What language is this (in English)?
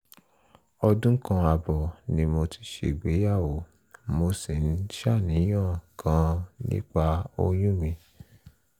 Yoruba